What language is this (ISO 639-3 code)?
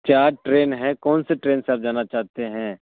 urd